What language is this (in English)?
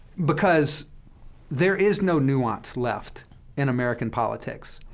English